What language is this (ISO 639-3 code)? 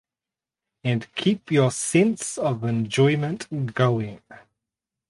eng